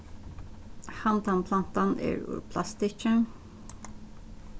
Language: Faroese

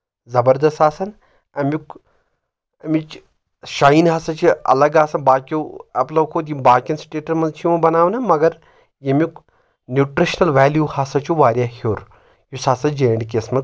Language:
Kashmiri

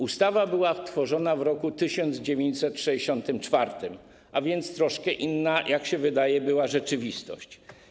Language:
Polish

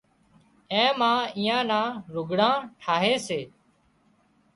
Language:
Wadiyara Koli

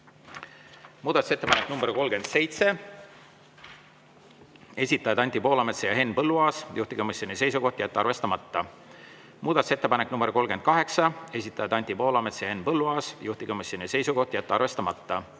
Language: Estonian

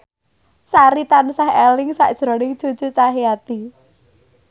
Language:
Javanese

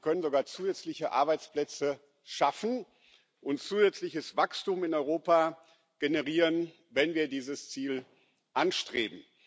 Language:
German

